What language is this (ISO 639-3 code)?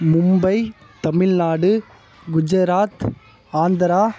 tam